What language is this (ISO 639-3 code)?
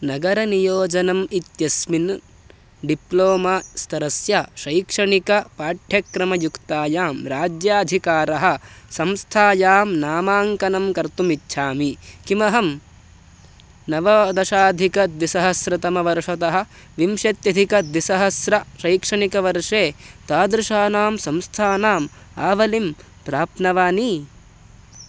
san